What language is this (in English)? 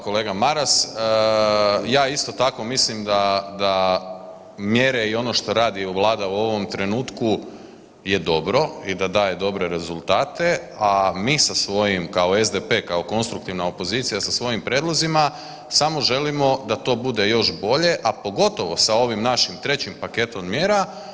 Croatian